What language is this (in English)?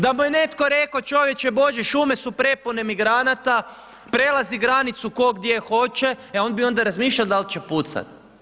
Croatian